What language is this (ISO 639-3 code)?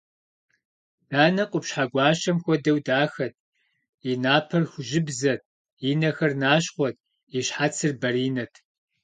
kbd